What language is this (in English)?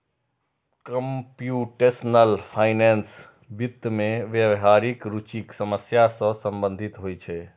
Maithili